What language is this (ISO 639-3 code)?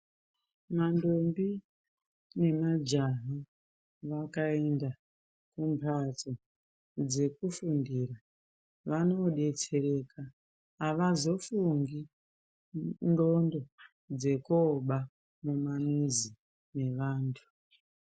ndc